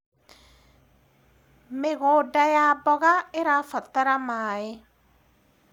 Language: Kikuyu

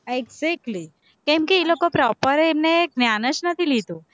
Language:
Gujarati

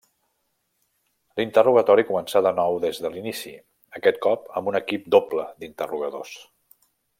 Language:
Catalan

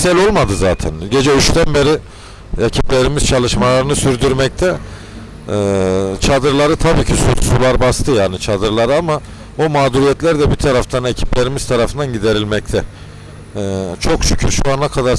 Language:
Turkish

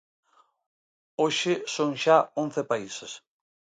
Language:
Galician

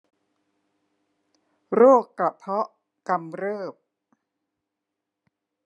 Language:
Thai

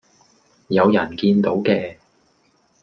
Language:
Cantonese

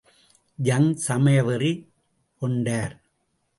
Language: Tamil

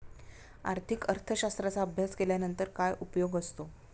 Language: Marathi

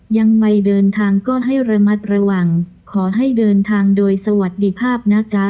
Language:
Thai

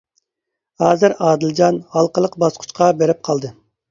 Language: Uyghur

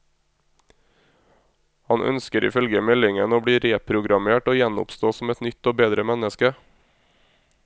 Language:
Norwegian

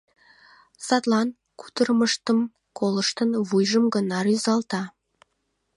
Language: Mari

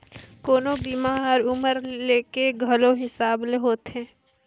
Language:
Chhattisgarhi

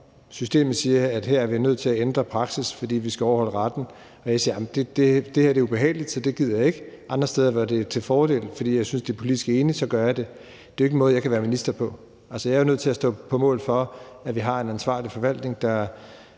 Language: Danish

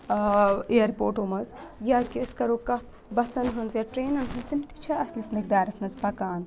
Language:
Kashmiri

